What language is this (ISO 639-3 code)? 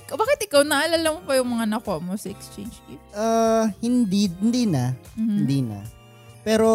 fil